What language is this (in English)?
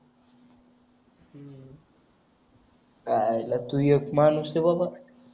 Marathi